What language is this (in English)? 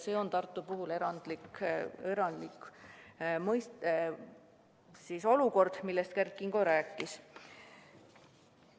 Estonian